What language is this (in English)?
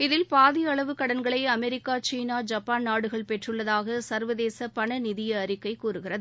Tamil